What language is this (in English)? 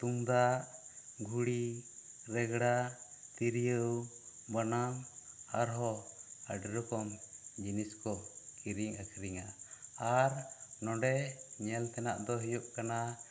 Santali